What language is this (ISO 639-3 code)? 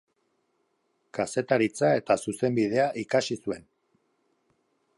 eus